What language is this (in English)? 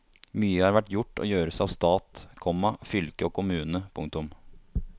Norwegian